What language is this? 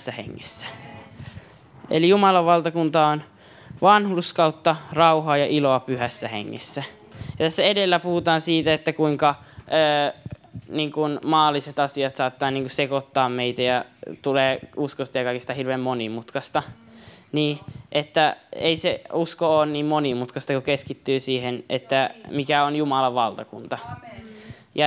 Finnish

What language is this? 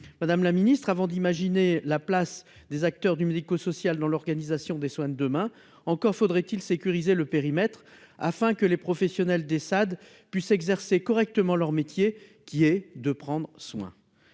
French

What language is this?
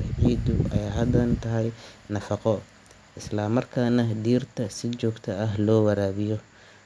Somali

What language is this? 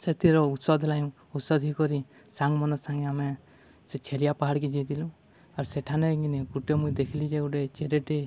Odia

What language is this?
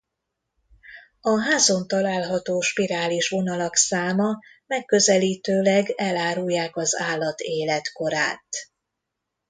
Hungarian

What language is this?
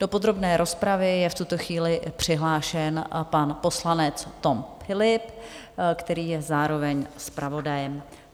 Czech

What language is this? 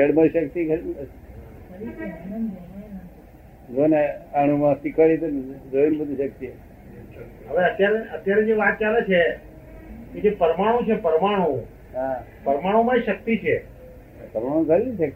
Gujarati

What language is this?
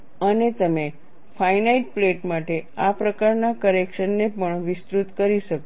Gujarati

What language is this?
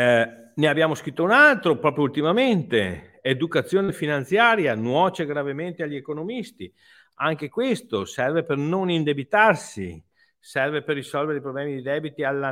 Italian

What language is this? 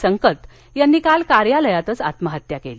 Marathi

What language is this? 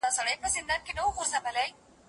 Pashto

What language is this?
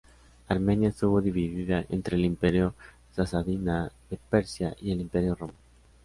Spanish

